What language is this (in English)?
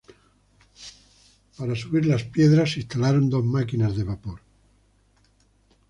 Spanish